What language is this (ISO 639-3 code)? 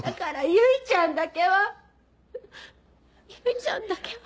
jpn